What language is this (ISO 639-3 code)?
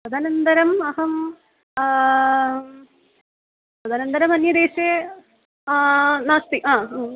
san